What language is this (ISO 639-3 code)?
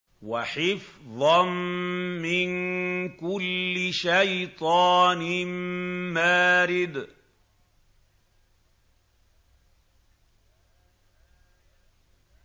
ara